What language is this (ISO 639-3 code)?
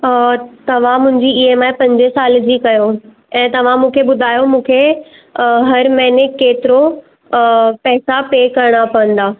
snd